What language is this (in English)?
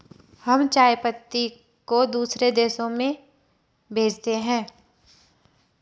Hindi